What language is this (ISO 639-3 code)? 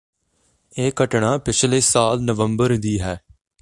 pan